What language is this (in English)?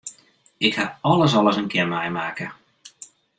Western Frisian